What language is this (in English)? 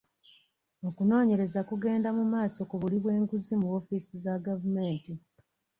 Ganda